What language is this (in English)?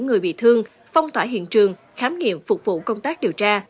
Vietnamese